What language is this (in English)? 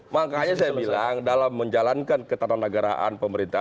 Indonesian